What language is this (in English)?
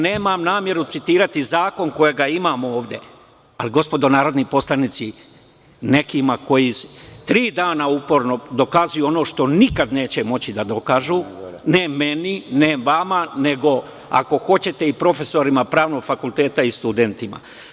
Serbian